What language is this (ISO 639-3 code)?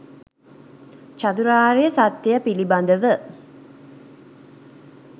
sin